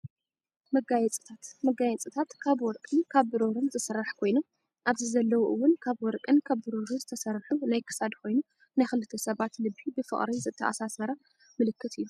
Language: Tigrinya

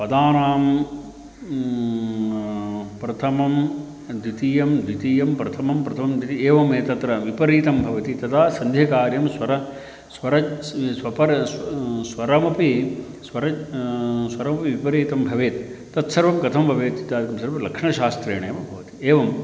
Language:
Sanskrit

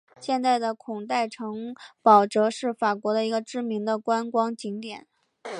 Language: Chinese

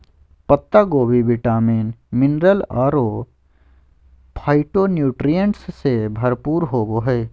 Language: Magahi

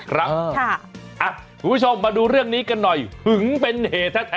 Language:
Thai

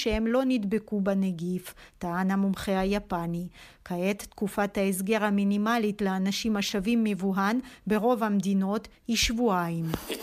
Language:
Hebrew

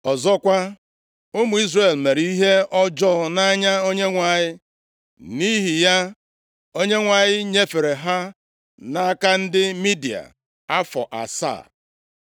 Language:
Igbo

